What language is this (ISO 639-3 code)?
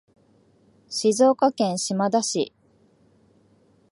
jpn